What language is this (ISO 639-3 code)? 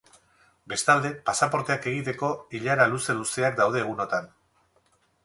eus